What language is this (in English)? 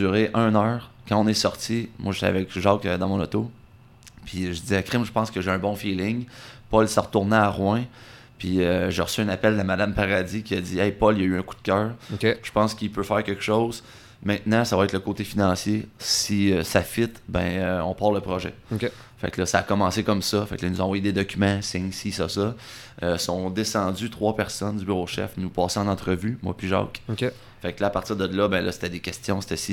French